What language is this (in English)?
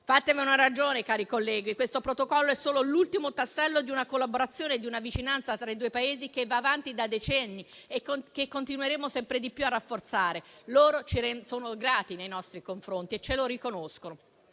Italian